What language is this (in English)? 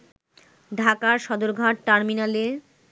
Bangla